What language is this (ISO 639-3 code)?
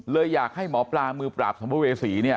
tha